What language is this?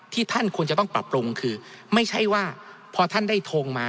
Thai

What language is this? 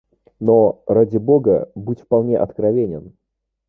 Russian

